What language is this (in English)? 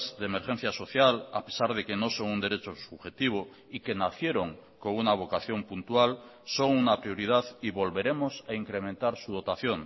Spanish